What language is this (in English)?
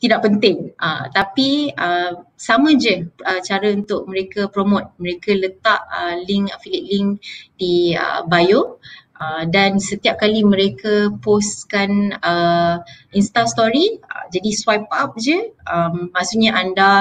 Malay